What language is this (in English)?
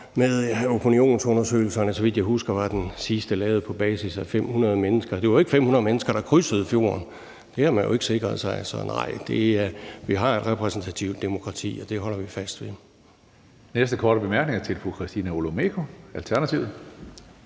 Danish